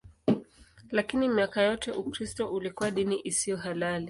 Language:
Swahili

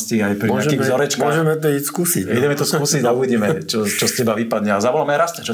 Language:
Slovak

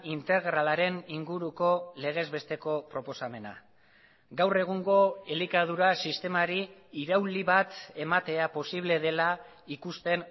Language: Basque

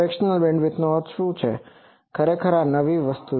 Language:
Gujarati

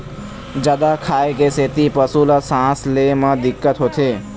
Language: Chhattisgarhi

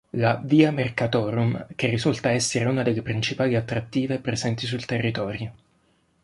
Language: Italian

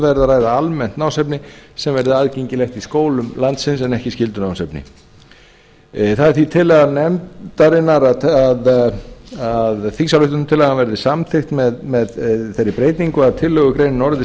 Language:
Icelandic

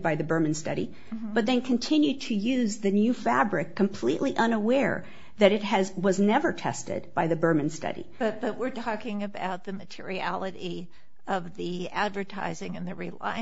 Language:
English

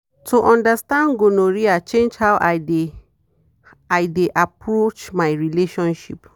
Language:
Nigerian Pidgin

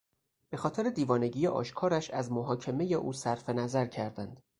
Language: Persian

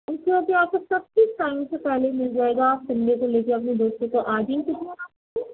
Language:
Urdu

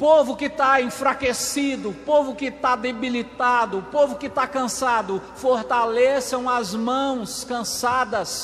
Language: Portuguese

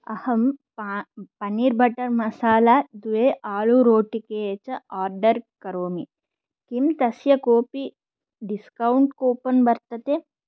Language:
Sanskrit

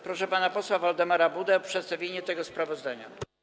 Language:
Polish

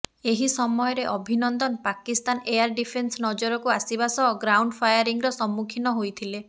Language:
Odia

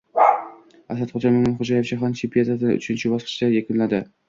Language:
Uzbek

